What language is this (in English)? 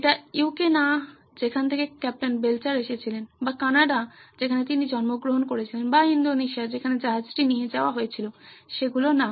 Bangla